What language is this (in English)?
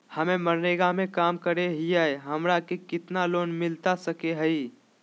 Magahi